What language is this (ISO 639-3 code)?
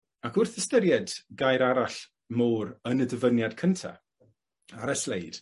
cym